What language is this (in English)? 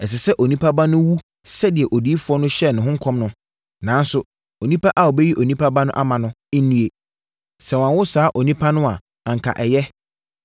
Akan